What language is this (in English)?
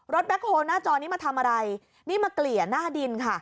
Thai